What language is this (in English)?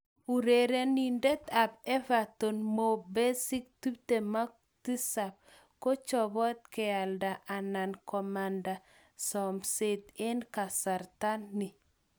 Kalenjin